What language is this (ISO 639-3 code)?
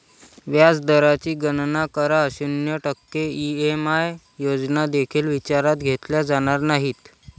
mar